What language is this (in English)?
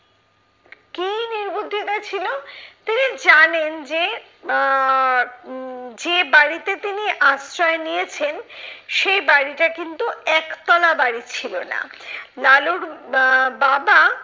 Bangla